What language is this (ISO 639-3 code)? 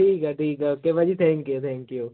pan